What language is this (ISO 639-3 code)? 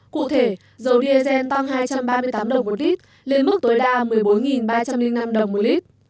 vie